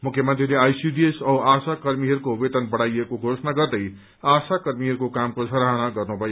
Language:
Nepali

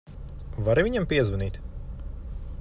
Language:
Latvian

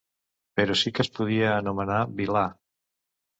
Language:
Catalan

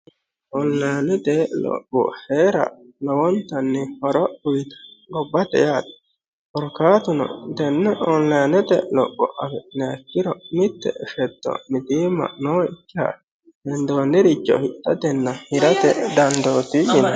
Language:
Sidamo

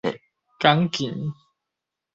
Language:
Min Nan Chinese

